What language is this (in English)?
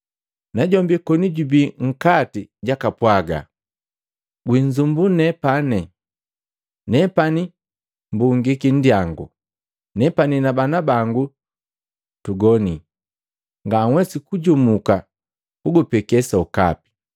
Matengo